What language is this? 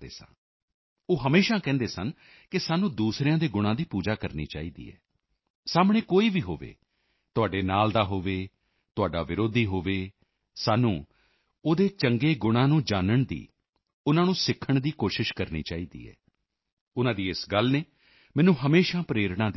Punjabi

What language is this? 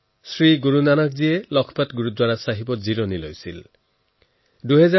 Assamese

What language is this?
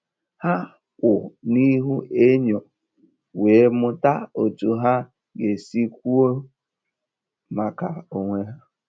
Igbo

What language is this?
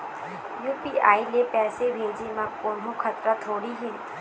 Chhattisgarhi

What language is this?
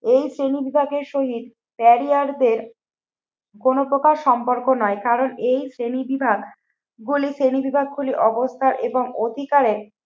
Bangla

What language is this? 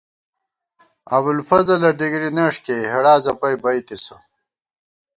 Gawar-Bati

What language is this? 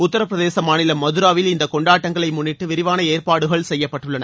Tamil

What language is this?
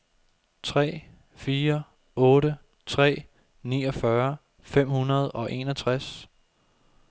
Danish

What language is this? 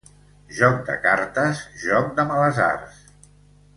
Catalan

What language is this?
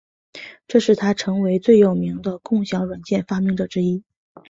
Chinese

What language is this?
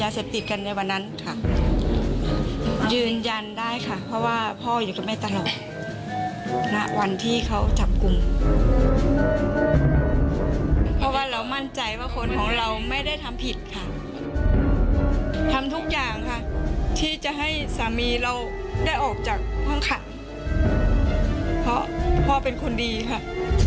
Thai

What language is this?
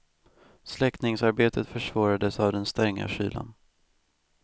Swedish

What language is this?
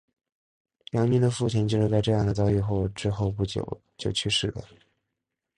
Chinese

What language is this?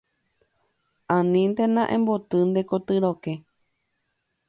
Guarani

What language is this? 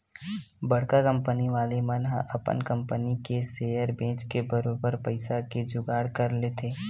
Chhattisgarhi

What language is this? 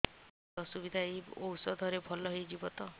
Odia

